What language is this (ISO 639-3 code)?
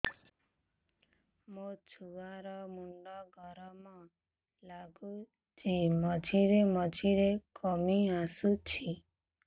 ori